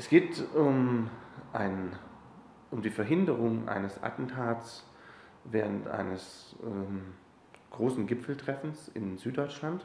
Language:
German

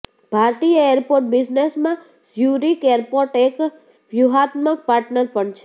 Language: Gujarati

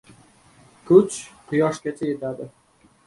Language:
Uzbek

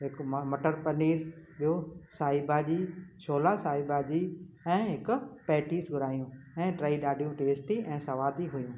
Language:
Sindhi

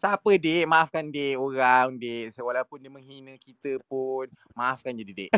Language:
Malay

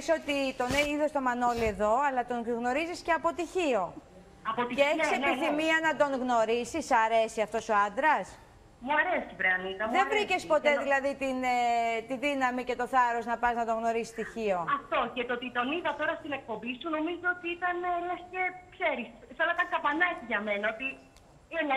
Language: Greek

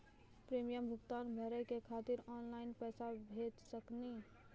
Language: Maithili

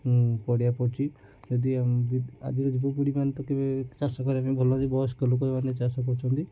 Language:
Odia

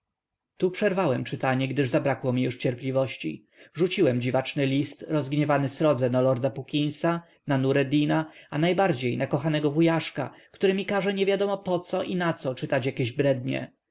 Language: Polish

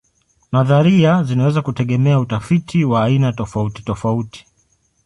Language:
Swahili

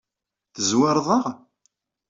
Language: Kabyle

